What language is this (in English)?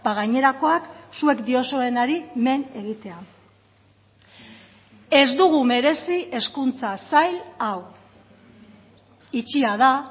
Basque